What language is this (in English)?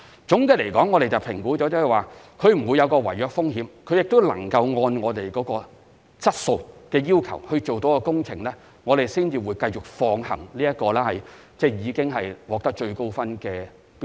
Cantonese